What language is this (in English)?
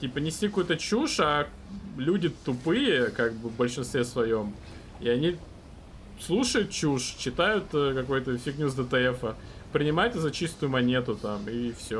Russian